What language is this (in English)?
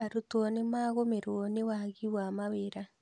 Kikuyu